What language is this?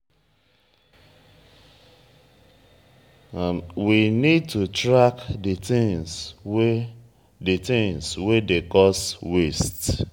Nigerian Pidgin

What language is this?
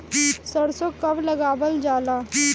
Bhojpuri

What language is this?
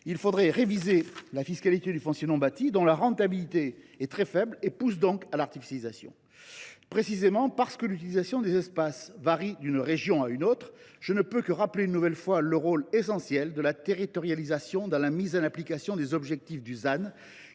French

